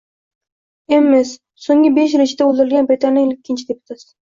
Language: Uzbek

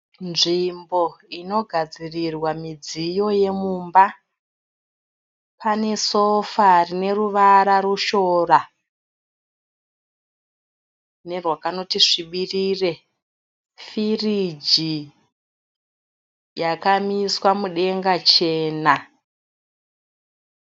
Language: Shona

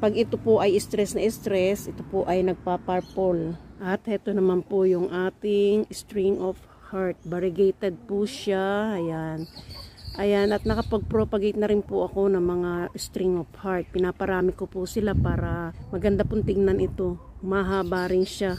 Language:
Filipino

